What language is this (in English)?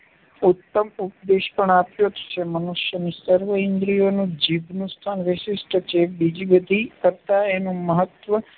Gujarati